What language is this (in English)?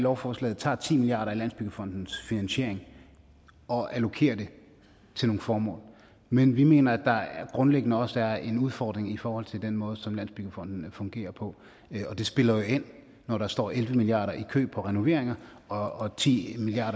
Danish